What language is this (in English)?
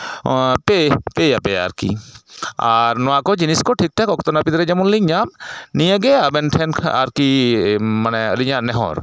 Santali